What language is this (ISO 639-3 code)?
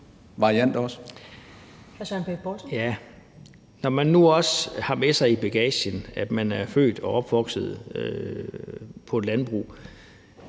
dan